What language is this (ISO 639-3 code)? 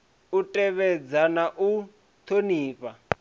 ven